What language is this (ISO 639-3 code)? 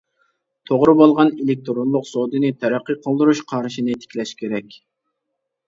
uig